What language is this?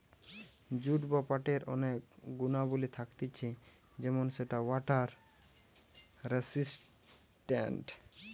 Bangla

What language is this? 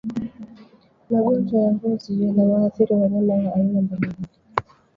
Swahili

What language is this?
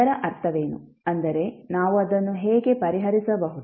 Kannada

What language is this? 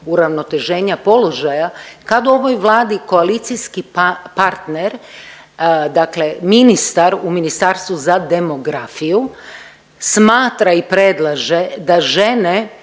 Croatian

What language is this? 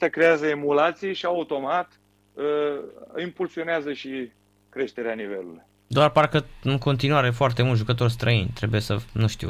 Romanian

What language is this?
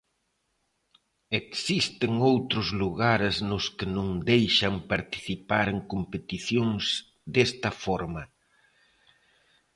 Galician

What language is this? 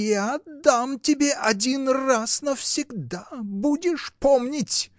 Russian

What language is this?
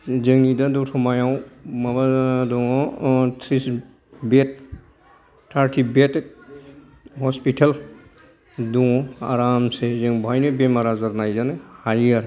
Bodo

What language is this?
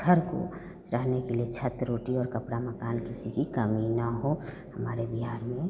Hindi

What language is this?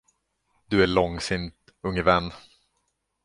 Swedish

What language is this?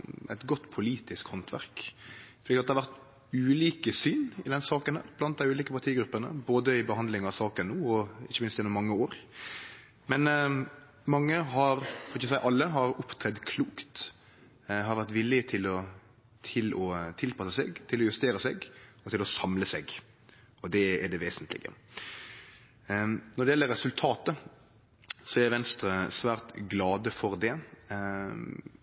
Norwegian Nynorsk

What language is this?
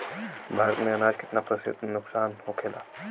Bhojpuri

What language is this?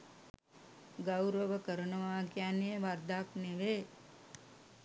Sinhala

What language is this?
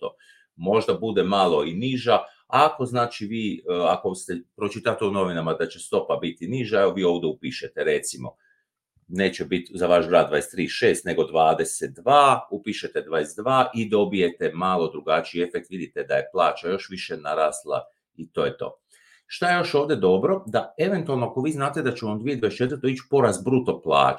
Croatian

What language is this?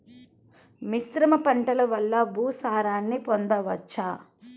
Telugu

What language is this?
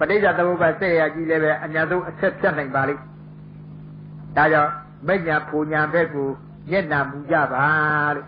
Thai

